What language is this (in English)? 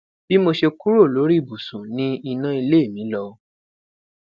Yoruba